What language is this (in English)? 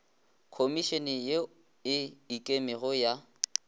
Northern Sotho